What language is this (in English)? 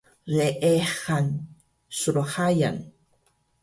Taroko